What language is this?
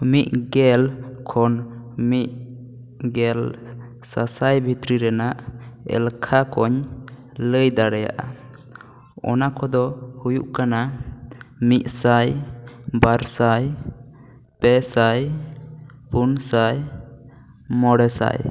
Santali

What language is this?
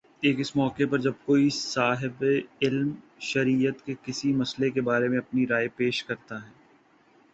Urdu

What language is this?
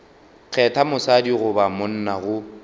Northern Sotho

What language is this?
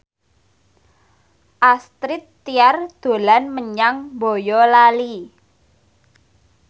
Javanese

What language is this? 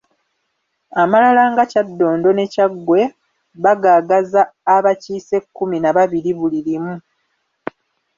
Ganda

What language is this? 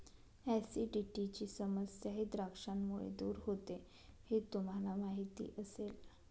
Marathi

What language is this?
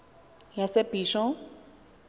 Xhosa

